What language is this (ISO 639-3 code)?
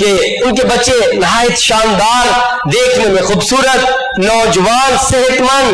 urd